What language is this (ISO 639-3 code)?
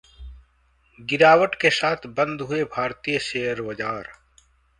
hin